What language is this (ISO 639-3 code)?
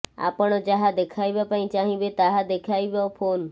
ori